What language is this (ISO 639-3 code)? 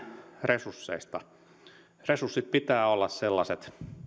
fin